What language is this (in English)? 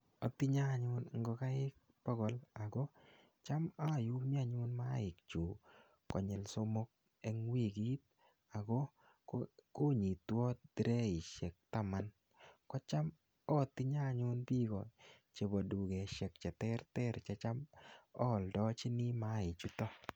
Kalenjin